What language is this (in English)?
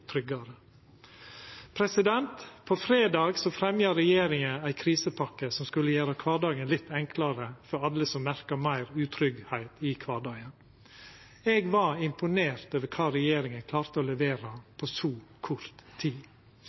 Norwegian Nynorsk